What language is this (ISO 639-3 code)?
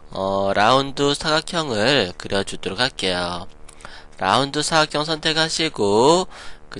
kor